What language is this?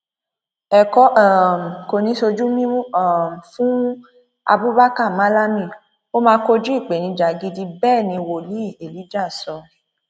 Yoruba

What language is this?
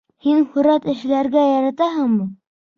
Bashkir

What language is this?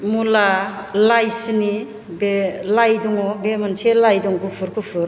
Bodo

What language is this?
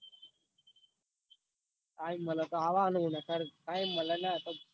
Gujarati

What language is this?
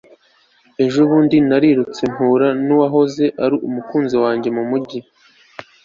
Kinyarwanda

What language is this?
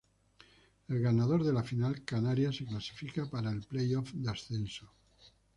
Spanish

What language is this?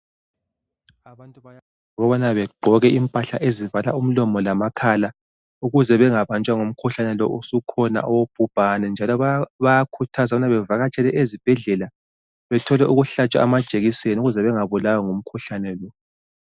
North Ndebele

